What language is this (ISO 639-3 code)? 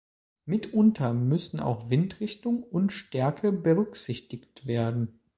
deu